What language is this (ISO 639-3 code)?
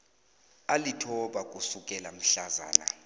nbl